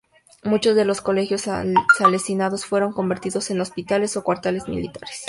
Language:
Spanish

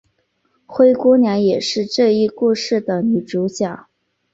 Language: Chinese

